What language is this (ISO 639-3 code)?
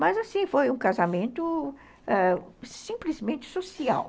por